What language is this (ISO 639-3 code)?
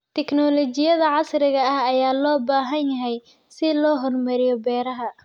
som